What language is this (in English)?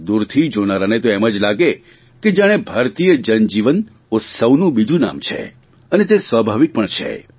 Gujarati